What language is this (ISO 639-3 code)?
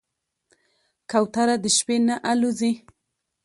pus